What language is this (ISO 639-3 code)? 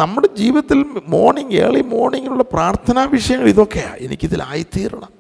mal